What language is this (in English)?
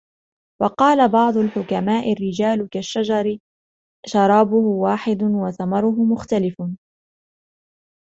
Arabic